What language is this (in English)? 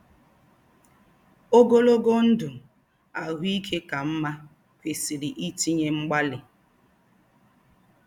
Igbo